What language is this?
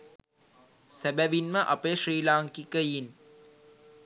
Sinhala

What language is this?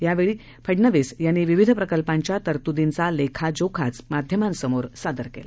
Marathi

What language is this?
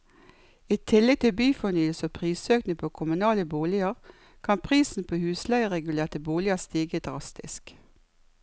Norwegian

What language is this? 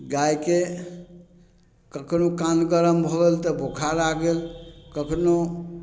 Maithili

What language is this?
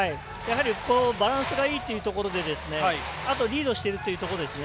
Japanese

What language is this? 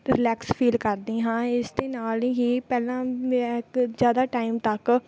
Punjabi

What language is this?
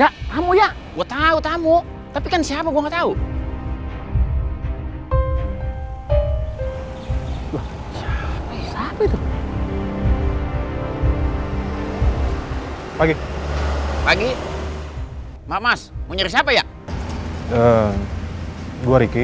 Indonesian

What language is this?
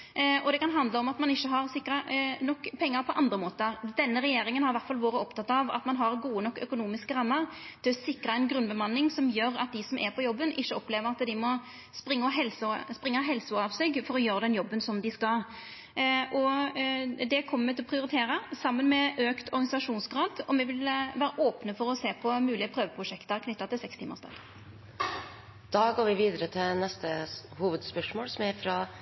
Norwegian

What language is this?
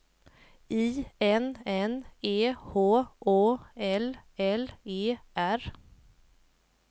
Swedish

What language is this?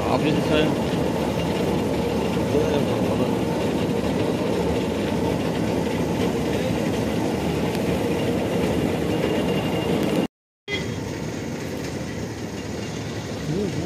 Telugu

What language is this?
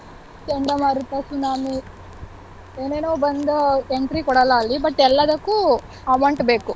Kannada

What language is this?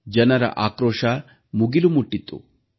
Kannada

